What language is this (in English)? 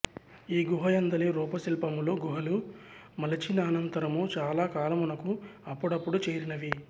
Telugu